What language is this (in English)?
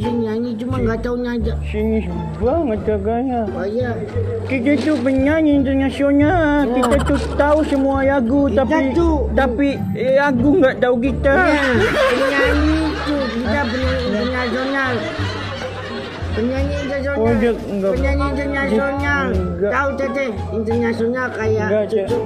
Indonesian